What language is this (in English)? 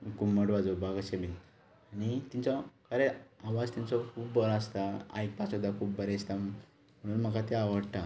Konkani